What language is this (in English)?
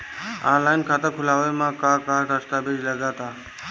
Bhojpuri